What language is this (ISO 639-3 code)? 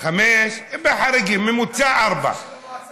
heb